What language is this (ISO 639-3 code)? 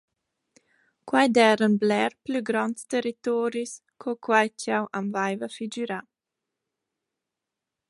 roh